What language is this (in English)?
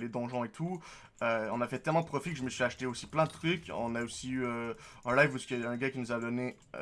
French